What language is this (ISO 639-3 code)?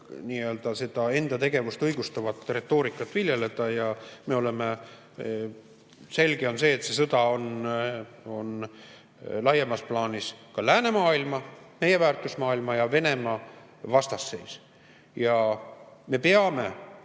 est